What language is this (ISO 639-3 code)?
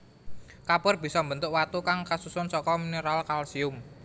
jav